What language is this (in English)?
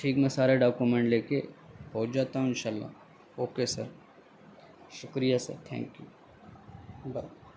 Urdu